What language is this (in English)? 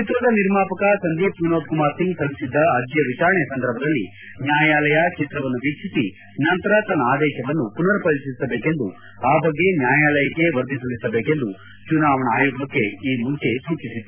Kannada